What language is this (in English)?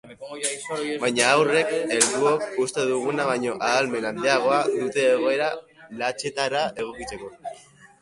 Basque